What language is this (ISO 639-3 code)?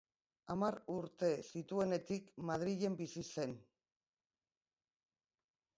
eus